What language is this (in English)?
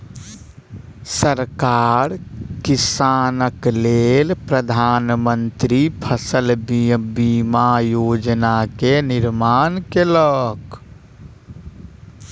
Maithili